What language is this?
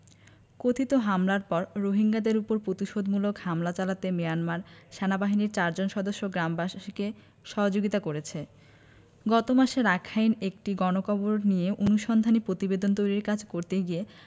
Bangla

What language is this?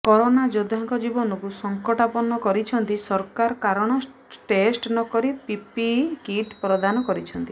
Odia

